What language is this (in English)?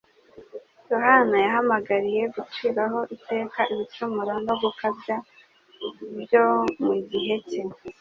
Kinyarwanda